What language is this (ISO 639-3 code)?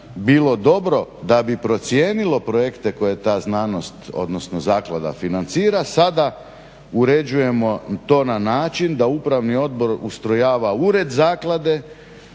hrv